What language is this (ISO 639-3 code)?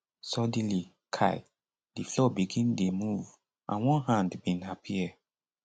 pcm